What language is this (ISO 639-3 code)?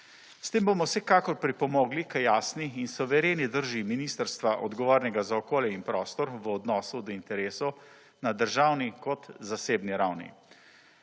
slv